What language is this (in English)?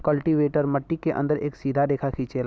Bhojpuri